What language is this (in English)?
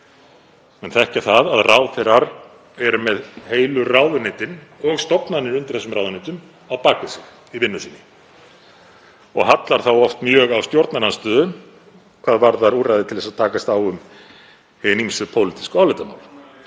Icelandic